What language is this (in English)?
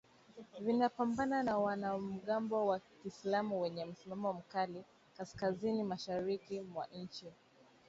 Swahili